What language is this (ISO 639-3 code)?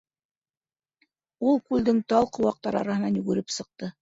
bak